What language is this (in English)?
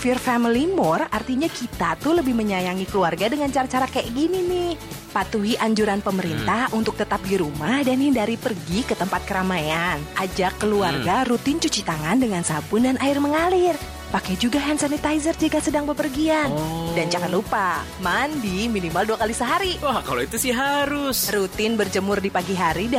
Indonesian